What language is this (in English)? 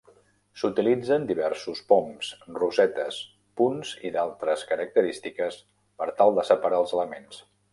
Catalan